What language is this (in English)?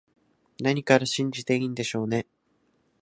Japanese